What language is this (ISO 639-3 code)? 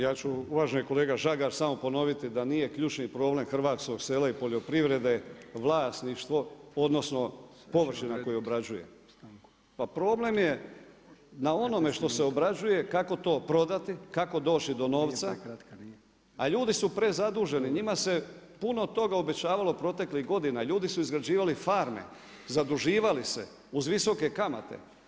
hrv